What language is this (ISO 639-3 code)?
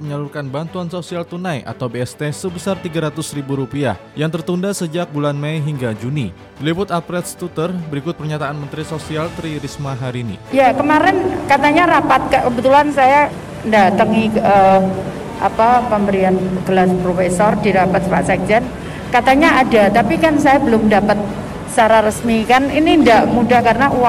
ind